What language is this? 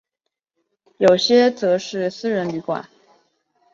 Chinese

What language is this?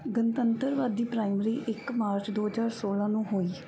Punjabi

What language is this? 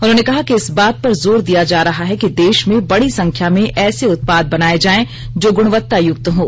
Hindi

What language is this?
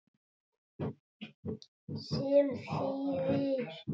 Icelandic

